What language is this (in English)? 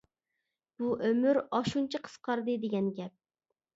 Uyghur